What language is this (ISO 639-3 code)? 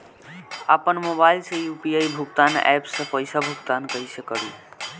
bho